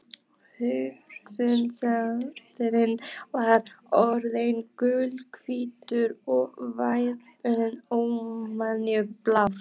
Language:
Icelandic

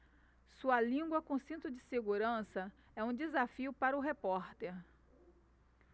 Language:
Portuguese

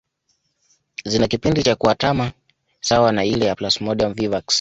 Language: Swahili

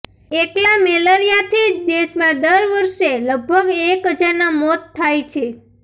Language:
Gujarati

